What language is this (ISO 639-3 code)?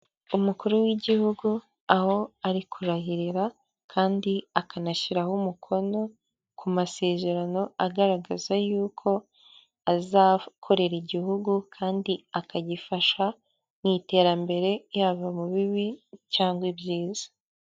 kin